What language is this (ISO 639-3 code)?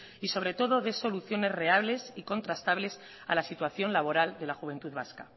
spa